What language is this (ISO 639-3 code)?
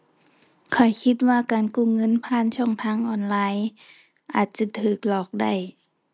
tha